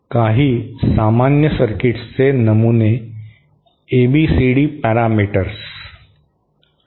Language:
Marathi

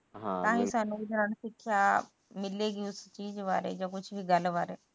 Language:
Punjabi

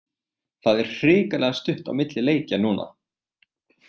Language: Icelandic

